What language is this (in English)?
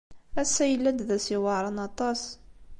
Kabyle